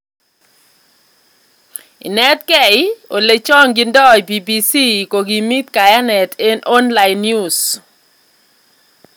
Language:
Kalenjin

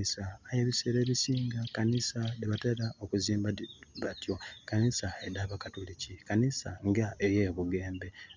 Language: Soga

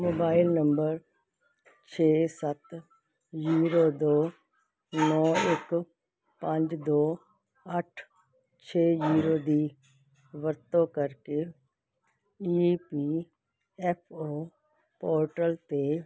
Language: Punjabi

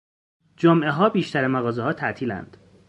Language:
Persian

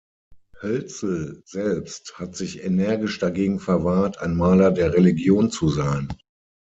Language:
German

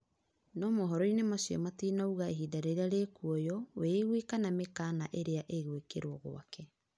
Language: Kikuyu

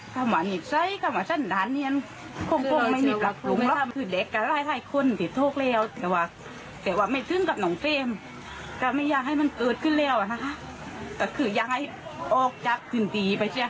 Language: Thai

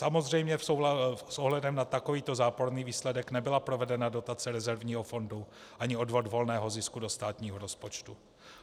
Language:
Czech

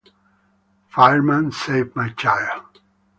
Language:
Italian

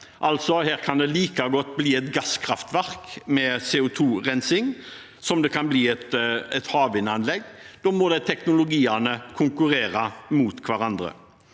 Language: Norwegian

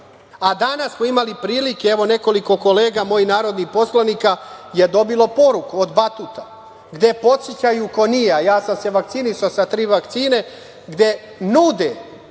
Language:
Serbian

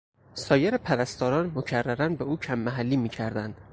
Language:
Persian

